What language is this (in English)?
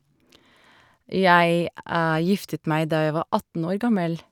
Norwegian